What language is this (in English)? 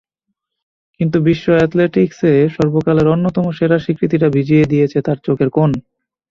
Bangla